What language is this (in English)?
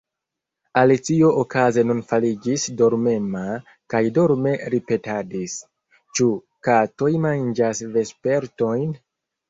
Esperanto